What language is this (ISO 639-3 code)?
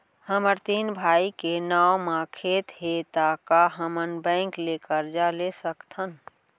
hne